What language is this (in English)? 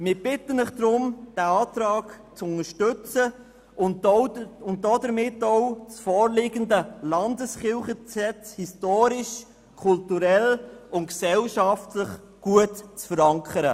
Swiss German